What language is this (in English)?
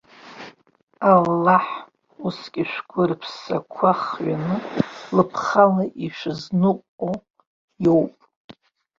Abkhazian